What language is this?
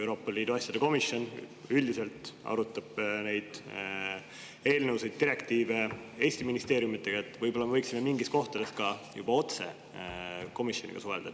Estonian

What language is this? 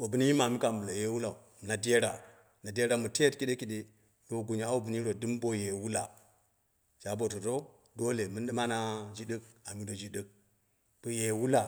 Dera (Nigeria)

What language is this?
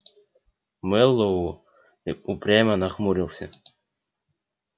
Russian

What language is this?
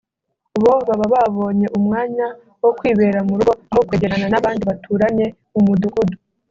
Kinyarwanda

